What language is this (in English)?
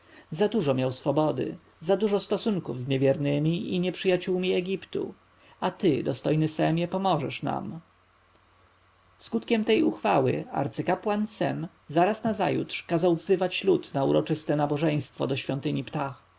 Polish